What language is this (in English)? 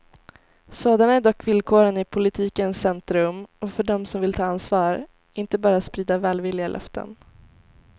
Swedish